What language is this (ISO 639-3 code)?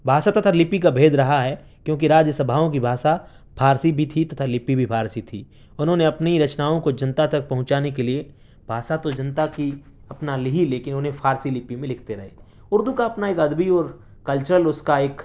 urd